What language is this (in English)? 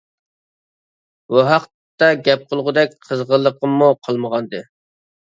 Uyghur